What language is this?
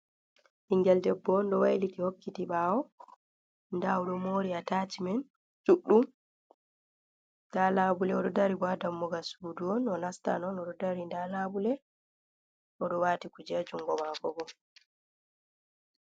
Fula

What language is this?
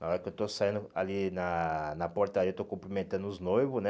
Portuguese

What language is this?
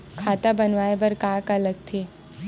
Chhattisgarhi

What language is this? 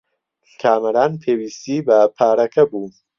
Central Kurdish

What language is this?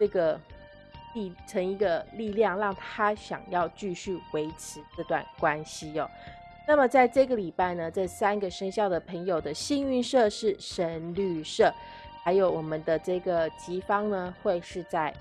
Chinese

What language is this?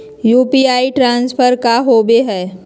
Magahi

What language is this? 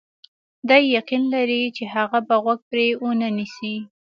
Pashto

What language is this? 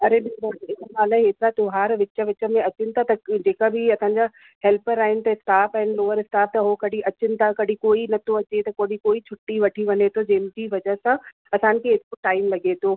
Sindhi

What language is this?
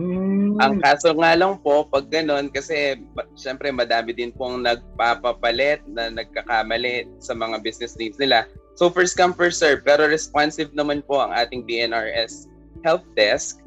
Filipino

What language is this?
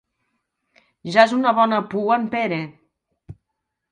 Catalan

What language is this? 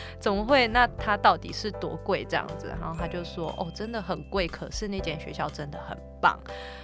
Chinese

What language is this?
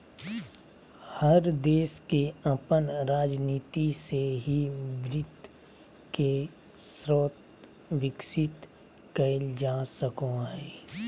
Magahi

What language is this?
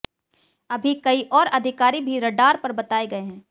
Hindi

